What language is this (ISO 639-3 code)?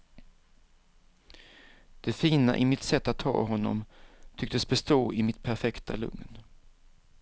swe